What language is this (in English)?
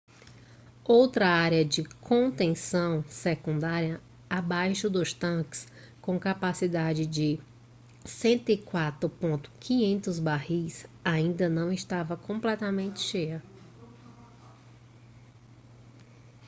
Portuguese